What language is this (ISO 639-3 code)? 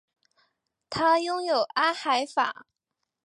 zho